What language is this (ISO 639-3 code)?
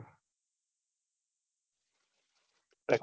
guj